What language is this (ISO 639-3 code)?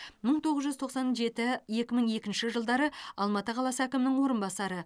kaz